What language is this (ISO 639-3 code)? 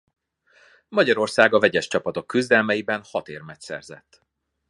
hun